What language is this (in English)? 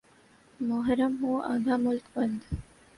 Urdu